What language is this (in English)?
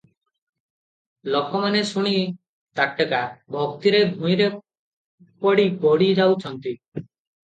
Odia